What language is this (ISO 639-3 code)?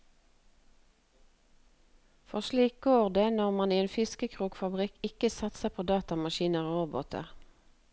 nor